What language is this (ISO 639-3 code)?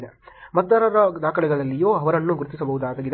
kan